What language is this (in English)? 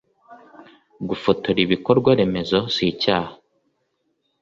Kinyarwanda